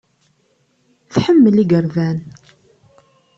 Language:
Kabyle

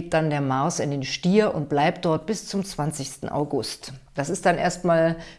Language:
German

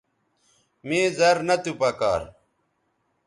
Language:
Bateri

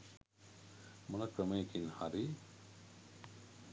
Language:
Sinhala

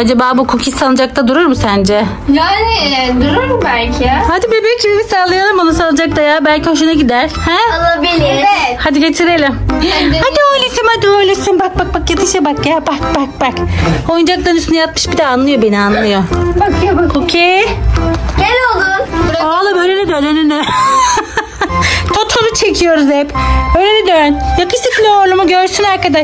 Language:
Turkish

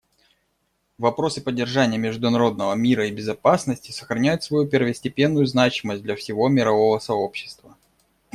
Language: Russian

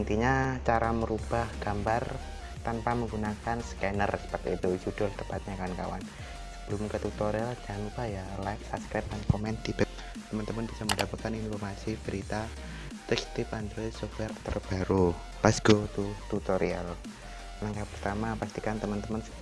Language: Indonesian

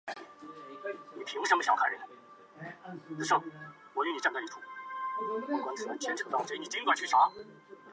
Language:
Chinese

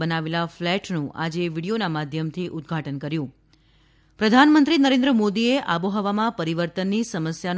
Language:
Gujarati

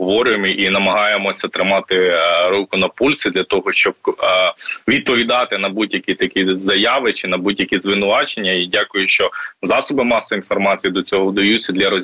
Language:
Ukrainian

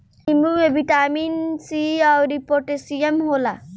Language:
Bhojpuri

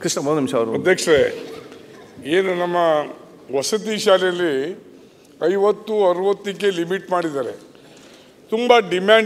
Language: Romanian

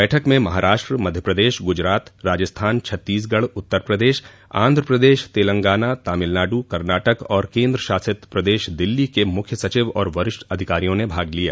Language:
Hindi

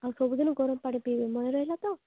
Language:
Odia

